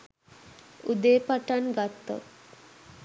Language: Sinhala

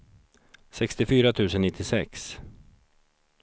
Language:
Swedish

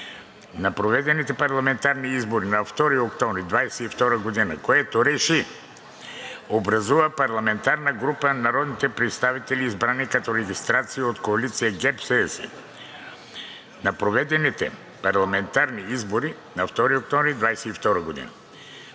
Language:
Bulgarian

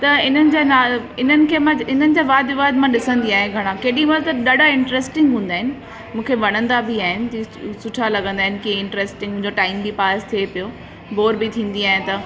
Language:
Sindhi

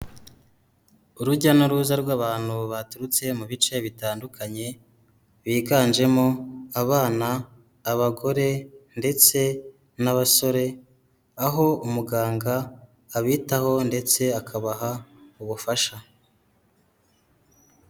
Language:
Kinyarwanda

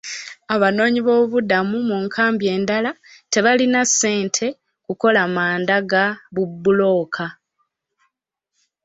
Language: Ganda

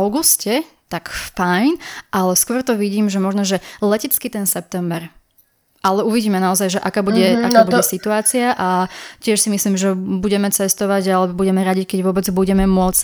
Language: Slovak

